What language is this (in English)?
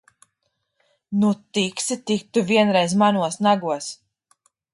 Latvian